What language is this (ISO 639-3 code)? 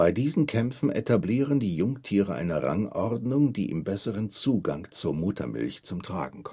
deu